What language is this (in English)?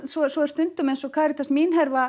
Icelandic